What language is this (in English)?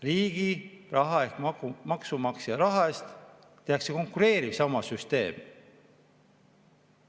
Estonian